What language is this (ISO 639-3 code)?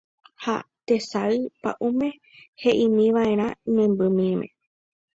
grn